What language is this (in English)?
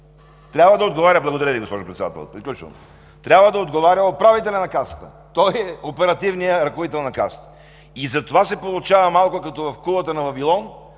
Bulgarian